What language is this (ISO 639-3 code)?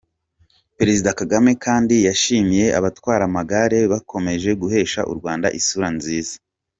kin